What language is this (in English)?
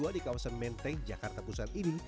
Indonesian